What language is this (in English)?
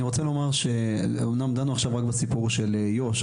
Hebrew